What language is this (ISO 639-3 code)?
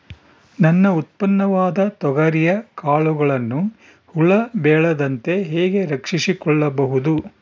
kan